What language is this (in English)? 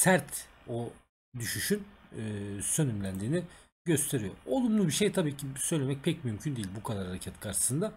Turkish